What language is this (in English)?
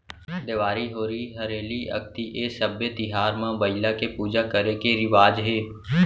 Chhattisgarhi